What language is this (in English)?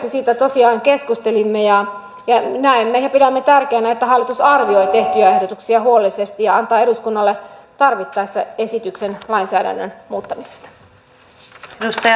Finnish